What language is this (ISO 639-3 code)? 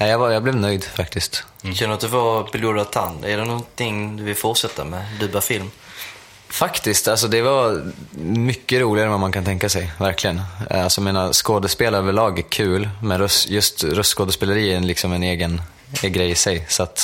swe